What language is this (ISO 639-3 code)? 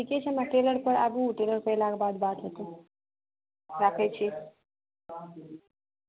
mai